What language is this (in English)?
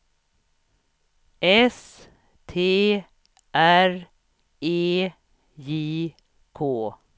Swedish